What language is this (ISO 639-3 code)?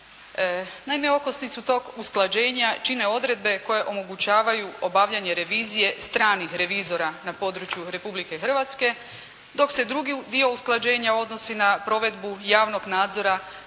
hrv